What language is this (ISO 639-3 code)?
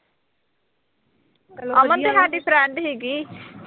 pan